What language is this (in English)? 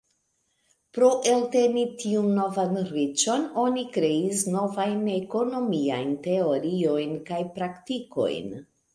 Esperanto